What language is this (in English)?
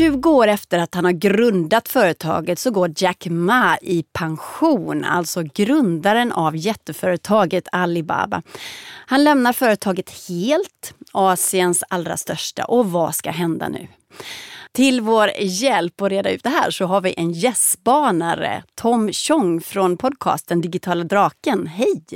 Swedish